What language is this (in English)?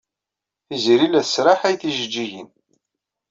Kabyle